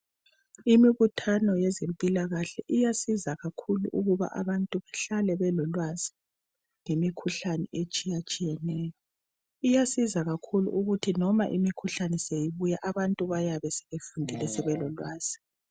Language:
North Ndebele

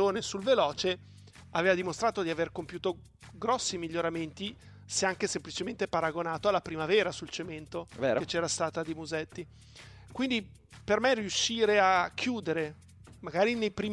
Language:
Italian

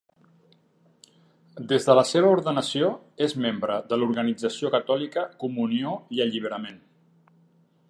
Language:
Catalan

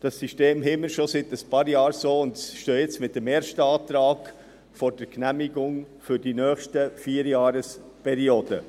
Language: Swiss German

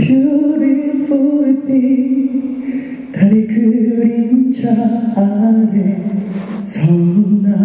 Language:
Korean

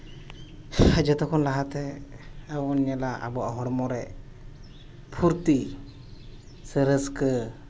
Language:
Santali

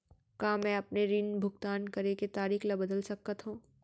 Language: Chhattisgarhi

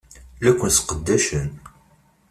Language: Kabyle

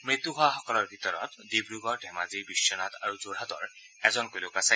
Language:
Assamese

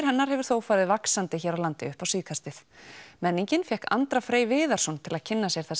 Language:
Icelandic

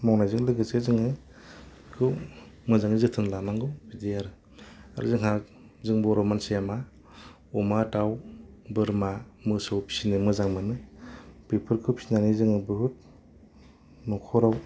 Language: Bodo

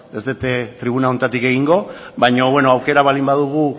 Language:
Basque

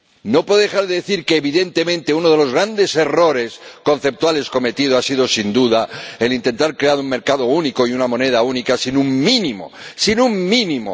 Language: Spanish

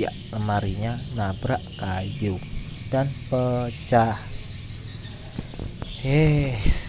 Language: Indonesian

